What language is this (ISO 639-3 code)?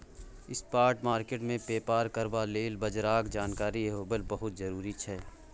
mai